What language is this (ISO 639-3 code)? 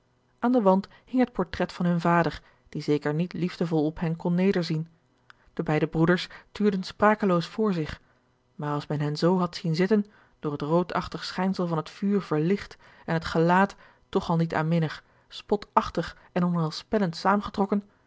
nld